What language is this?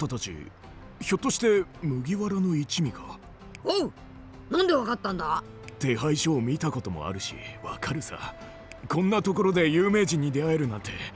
Japanese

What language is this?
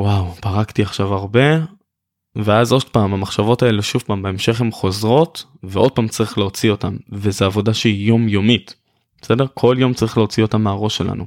Hebrew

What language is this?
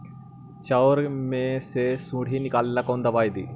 Magahi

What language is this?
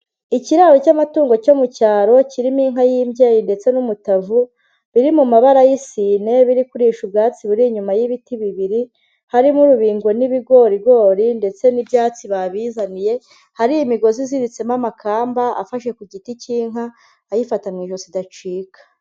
Kinyarwanda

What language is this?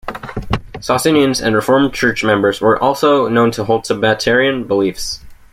English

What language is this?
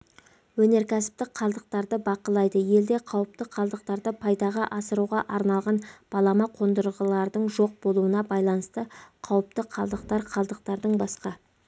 Kazakh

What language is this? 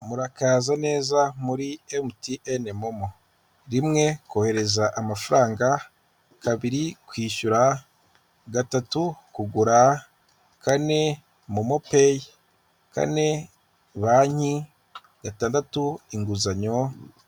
Kinyarwanda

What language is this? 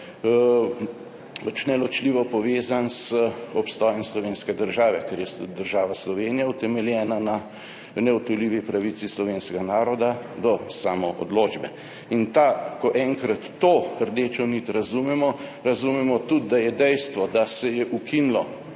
Slovenian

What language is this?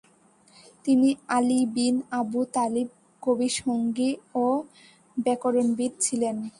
Bangla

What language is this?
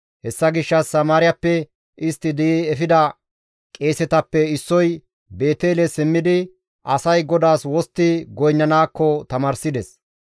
Gamo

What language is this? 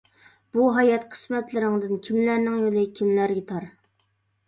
Uyghur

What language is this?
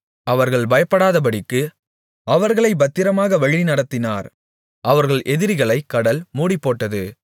Tamil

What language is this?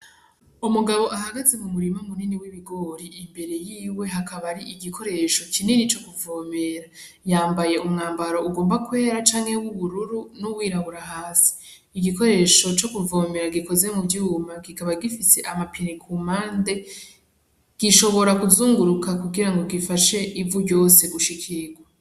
Rundi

